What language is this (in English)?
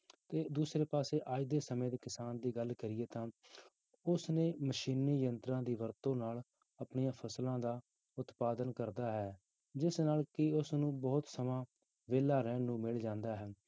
Punjabi